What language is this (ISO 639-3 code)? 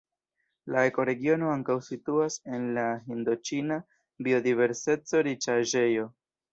epo